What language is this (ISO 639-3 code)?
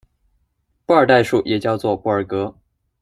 zho